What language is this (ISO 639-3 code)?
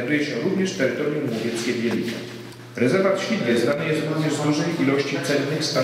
pol